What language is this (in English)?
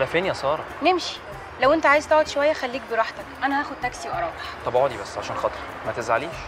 Arabic